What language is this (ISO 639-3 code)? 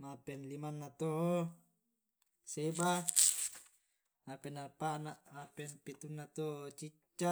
rob